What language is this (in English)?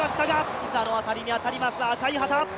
Japanese